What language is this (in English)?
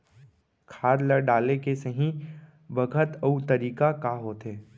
Chhattisgarhi